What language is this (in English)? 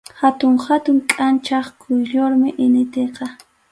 Arequipa-La Unión Quechua